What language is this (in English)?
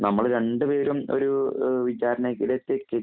Malayalam